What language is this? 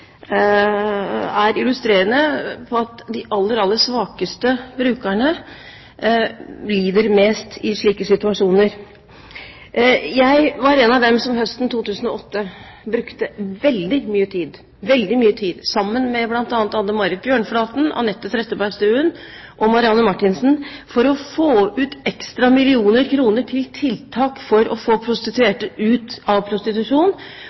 Norwegian Bokmål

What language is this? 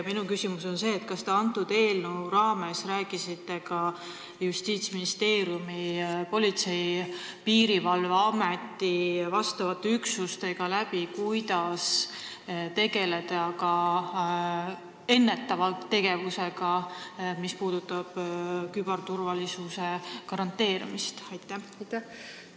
Estonian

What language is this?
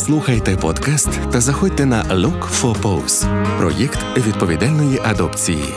Ukrainian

